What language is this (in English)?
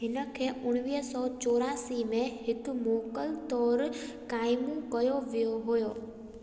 Sindhi